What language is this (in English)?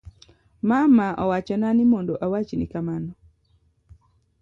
Luo (Kenya and Tanzania)